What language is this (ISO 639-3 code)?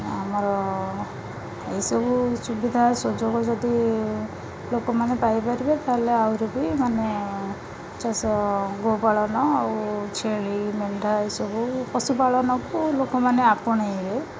ori